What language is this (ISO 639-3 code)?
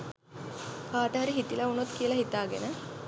sin